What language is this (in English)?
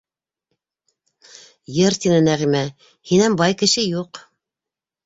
Bashkir